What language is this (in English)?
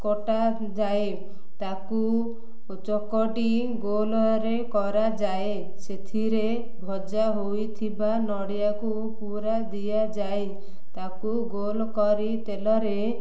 Odia